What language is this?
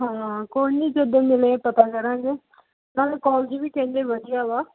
Punjabi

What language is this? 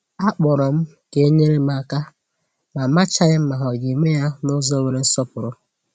Igbo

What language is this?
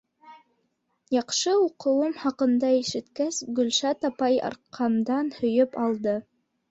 Bashkir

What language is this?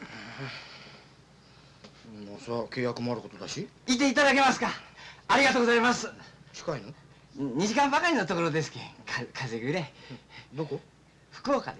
Japanese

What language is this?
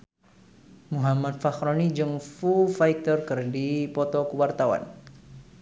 Sundanese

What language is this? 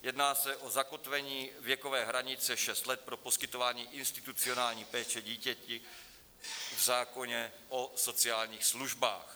Czech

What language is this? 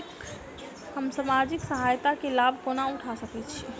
Maithili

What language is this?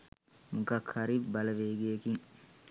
Sinhala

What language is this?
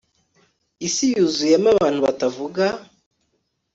Kinyarwanda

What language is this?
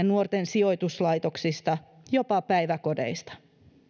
Finnish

